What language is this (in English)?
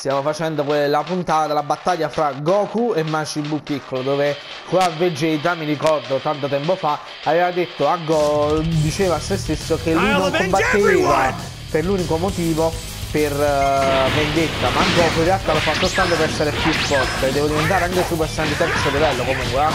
Italian